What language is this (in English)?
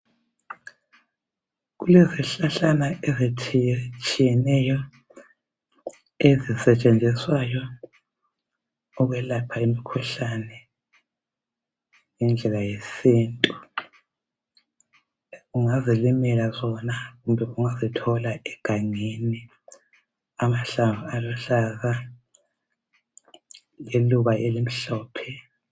North Ndebele